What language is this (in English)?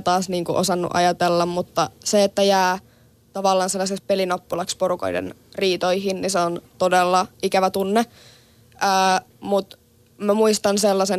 Finnish